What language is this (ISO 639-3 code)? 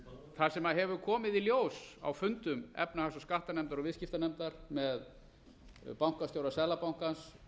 isl